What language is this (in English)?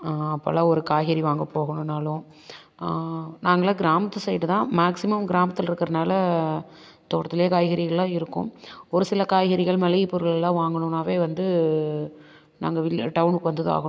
Tamil